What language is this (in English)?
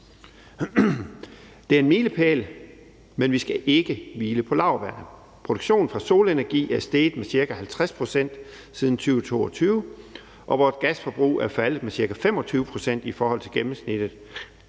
Danish